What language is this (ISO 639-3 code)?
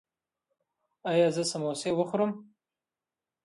pus